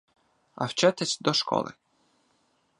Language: Ukrainian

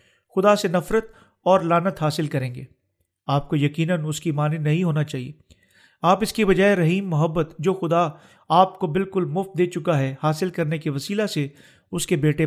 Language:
Urdu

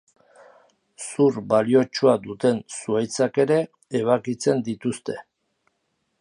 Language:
Basque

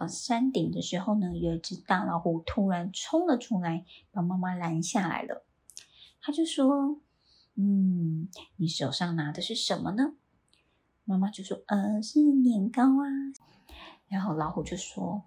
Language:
Chinese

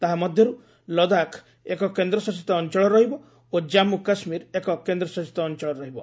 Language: Odia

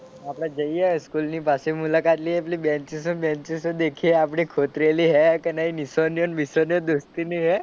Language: Gujarati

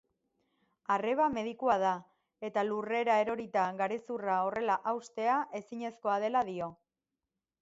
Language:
Basque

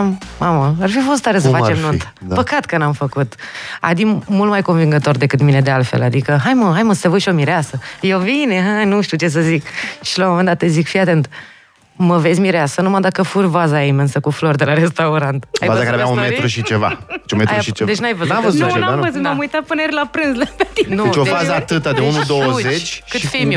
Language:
Romanian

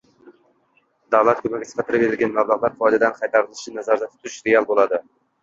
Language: Uzbek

